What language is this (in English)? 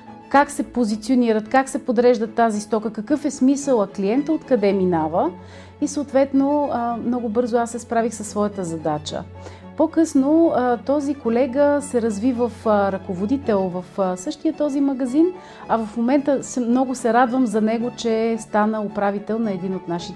Bulgarian